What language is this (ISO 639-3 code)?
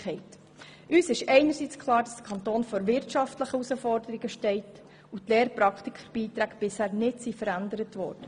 gsw